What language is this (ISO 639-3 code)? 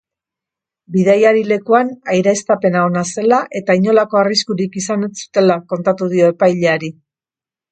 eus